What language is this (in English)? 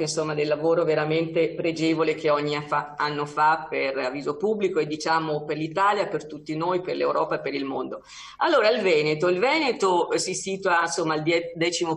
Italian